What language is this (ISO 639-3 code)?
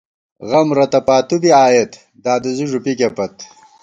gwt